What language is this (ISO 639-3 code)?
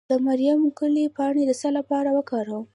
pus